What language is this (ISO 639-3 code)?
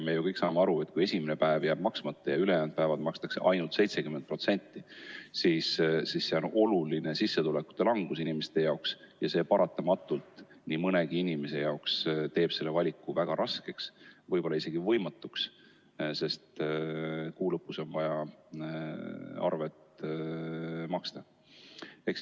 est